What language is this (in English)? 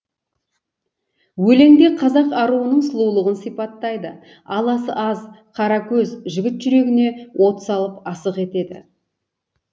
Kazakh